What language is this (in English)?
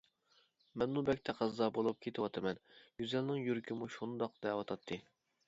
Uyghur